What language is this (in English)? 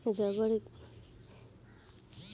Bhojpuri